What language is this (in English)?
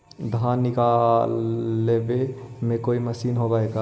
Magahi